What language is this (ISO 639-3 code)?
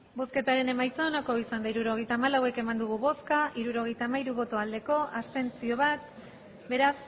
eus